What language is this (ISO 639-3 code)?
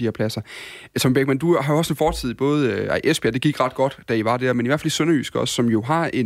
dan